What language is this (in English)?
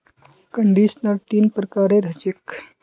Magahi